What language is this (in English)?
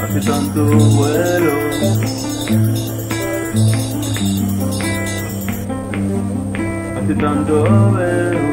Arabic